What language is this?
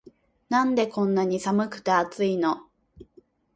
Japanese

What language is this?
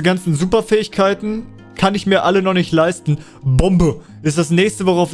German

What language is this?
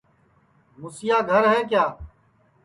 Sansi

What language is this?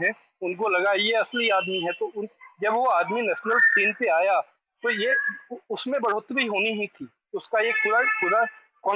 Hindi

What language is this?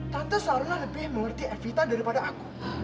Indonesian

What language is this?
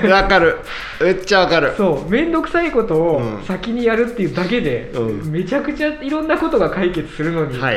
Japanese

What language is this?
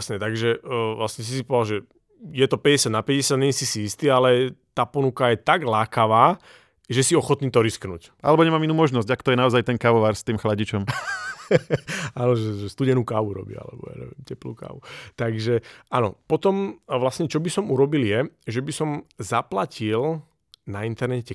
Slovak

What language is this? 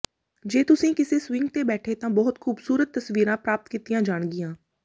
Punjabi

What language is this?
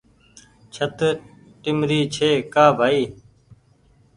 Goaria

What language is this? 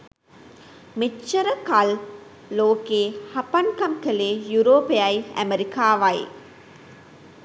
Sinhala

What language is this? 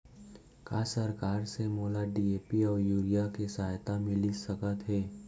Chhattisgarhi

